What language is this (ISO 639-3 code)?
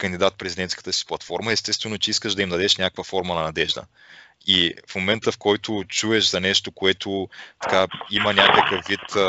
bul